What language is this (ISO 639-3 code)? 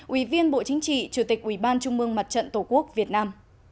vie